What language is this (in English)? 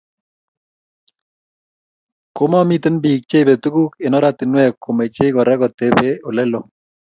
Kalenjin